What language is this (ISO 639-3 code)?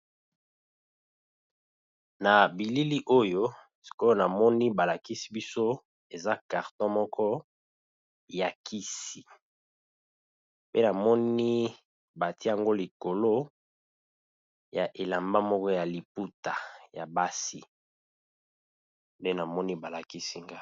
lin